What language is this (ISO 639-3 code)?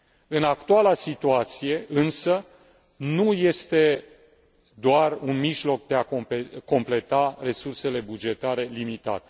ron